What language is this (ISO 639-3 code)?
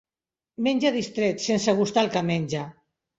cat